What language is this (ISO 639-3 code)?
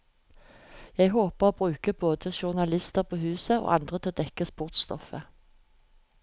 nor